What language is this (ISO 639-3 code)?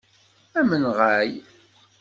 kab